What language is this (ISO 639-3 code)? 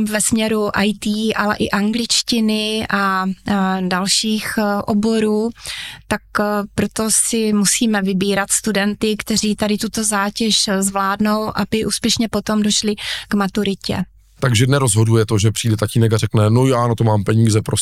ces